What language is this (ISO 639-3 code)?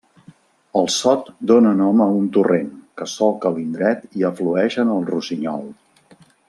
cat